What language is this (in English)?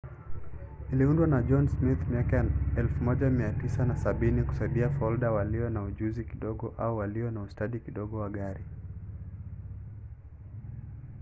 Swahili